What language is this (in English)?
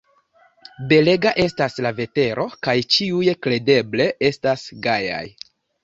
Esperanto